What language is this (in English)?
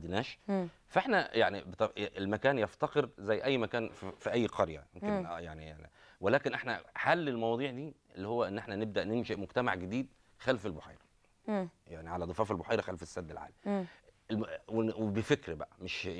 Arabic